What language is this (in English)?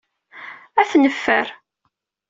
Kabyle